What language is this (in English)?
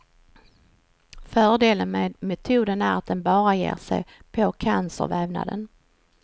Swedish